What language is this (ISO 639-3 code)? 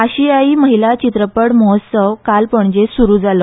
kok